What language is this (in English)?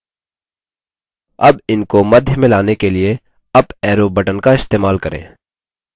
Hindi